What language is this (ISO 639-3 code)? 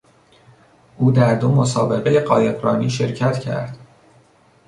fas